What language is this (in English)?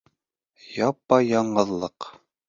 Bashkir